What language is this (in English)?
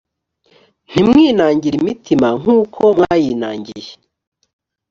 Kinyarwanda